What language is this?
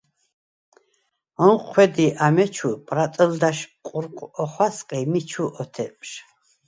Svan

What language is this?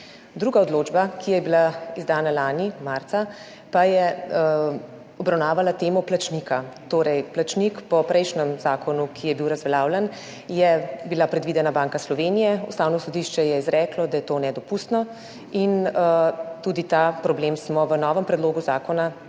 Slovenian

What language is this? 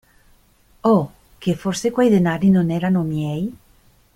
Italian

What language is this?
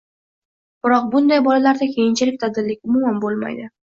Uzbek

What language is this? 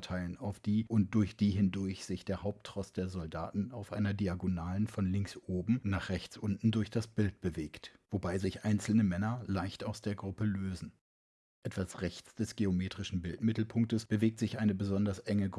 German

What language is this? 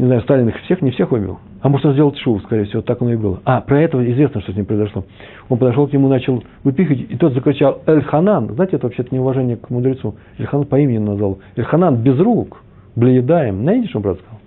Russian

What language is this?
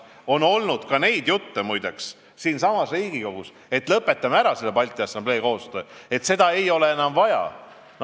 Estonian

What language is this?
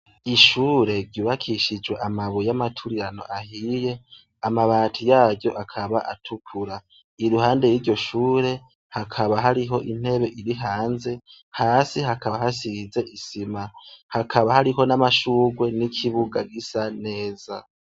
Rundi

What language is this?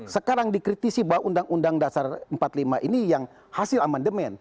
Indonesian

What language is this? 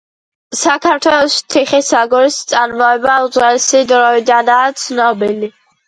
Georgian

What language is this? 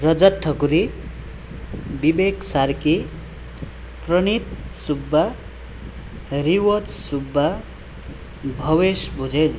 Nepali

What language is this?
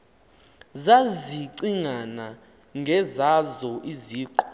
Xhosa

